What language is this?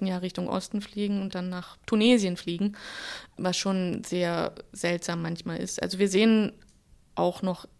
German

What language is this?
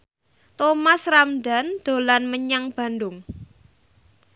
Javanese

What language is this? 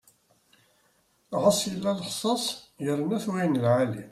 Kabyle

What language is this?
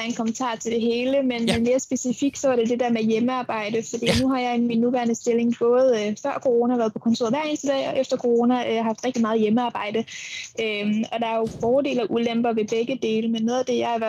Danish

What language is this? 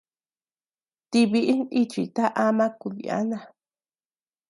Tepeuxila Cuicatec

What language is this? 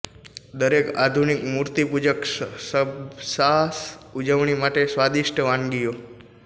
Gujarati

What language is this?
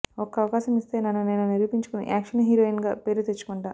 Telugu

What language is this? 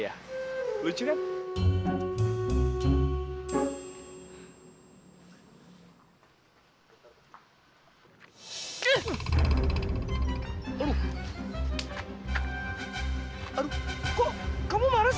Indonesian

